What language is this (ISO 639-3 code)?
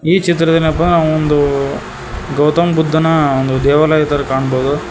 kan